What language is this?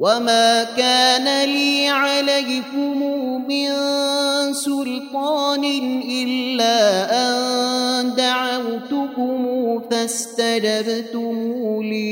Arabic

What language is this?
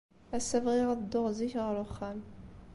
Kabyle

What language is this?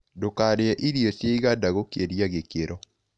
Kikuyu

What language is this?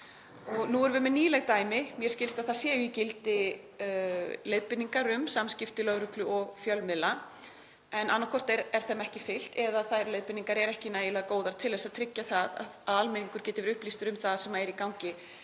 Icelandic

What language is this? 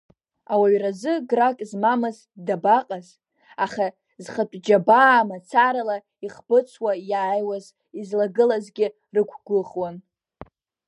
Abkhazian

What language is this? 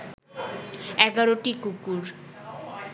Bangla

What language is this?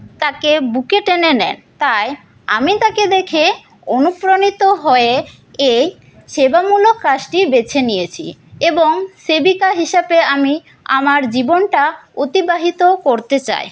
Bangla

